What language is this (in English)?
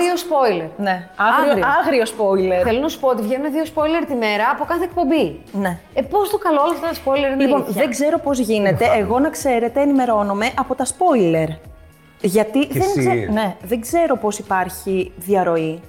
Greek